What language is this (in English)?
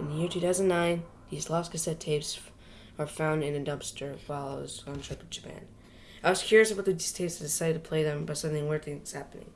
English